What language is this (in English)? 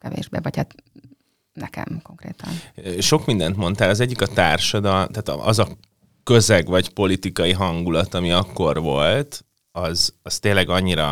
Hungarian